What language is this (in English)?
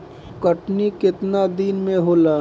Bhojpuri